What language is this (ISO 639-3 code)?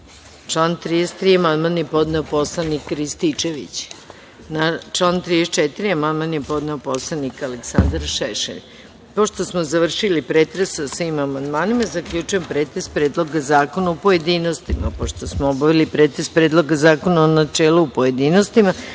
srp